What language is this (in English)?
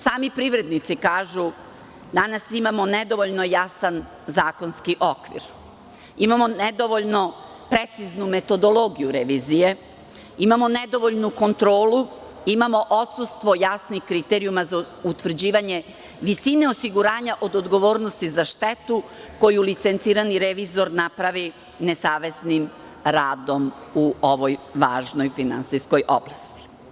Serbian